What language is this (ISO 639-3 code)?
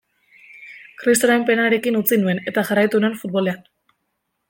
eus